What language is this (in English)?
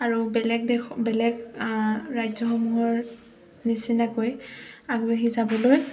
Assamese